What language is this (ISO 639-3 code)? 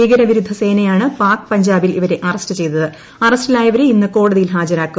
mal